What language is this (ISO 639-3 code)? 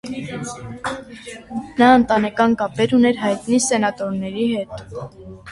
hye